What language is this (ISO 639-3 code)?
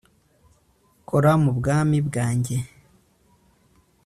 kin